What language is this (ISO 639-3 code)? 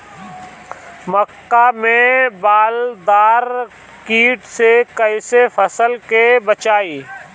bho